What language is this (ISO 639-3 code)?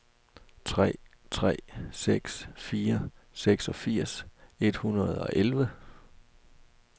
dan